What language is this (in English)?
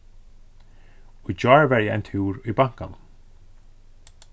Faroese